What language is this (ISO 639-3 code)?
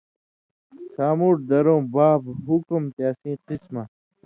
mvy